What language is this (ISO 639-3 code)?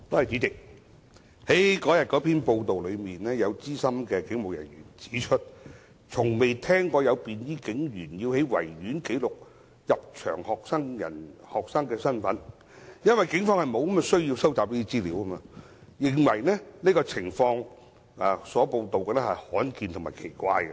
yue